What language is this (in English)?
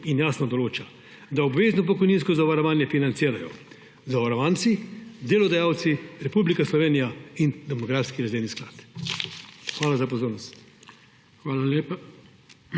Slovenian